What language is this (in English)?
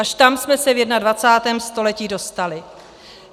Czech